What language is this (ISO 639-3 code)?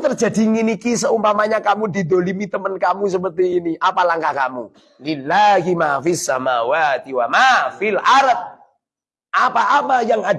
ind